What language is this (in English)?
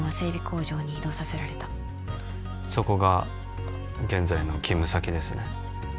Japanese